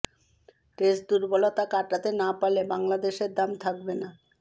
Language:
Bangla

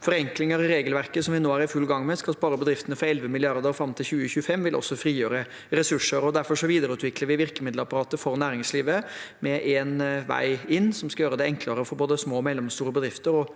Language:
Norwegian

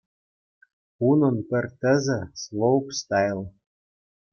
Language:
Chuvash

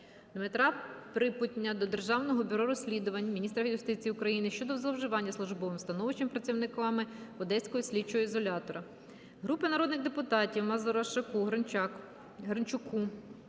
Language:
Ukrainian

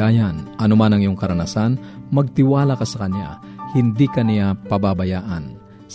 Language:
Filipino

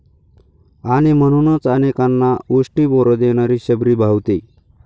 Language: Marathi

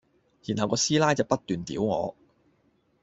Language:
Cantonese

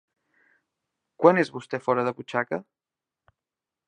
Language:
Catalan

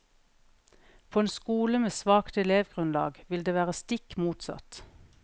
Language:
Norwegian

